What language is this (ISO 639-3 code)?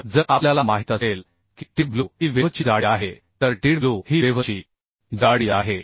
mar